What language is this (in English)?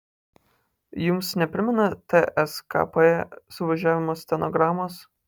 Lithuanian